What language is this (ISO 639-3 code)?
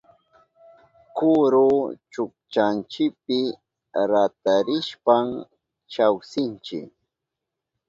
qup